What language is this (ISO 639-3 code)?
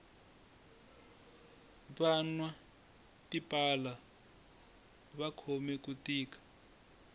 tso